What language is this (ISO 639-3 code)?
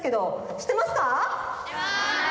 jpn